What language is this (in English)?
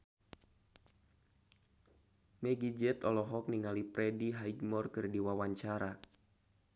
Sundanese